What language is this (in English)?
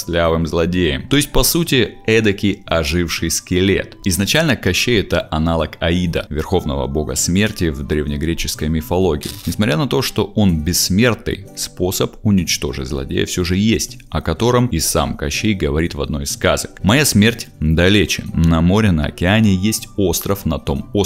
Russian